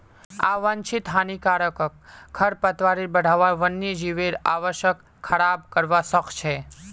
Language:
Magahi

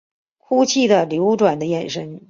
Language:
Chinese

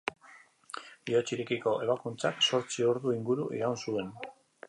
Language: Basque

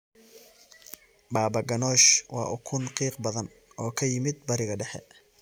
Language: Somali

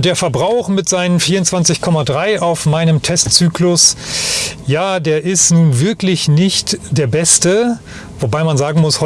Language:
German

